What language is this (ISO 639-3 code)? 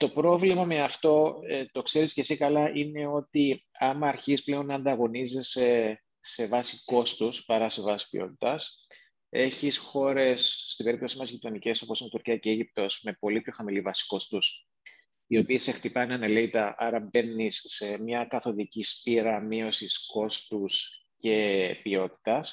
ell